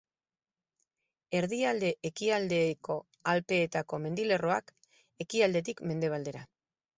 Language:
Basque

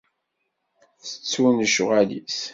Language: Kabyle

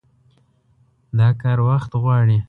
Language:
Pashto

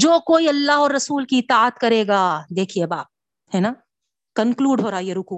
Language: Urdu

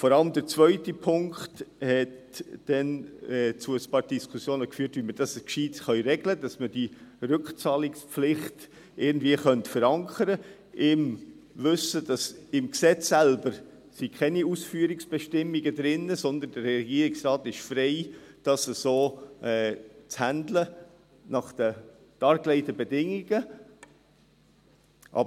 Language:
Swiss German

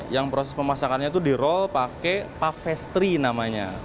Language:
Indonesian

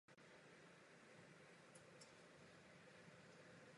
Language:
Czech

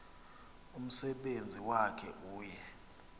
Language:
Xhosa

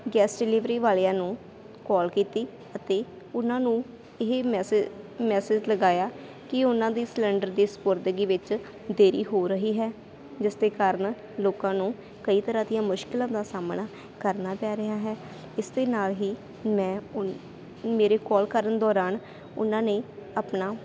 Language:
Punjabi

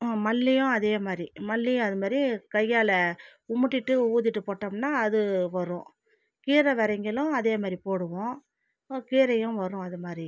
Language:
Tamil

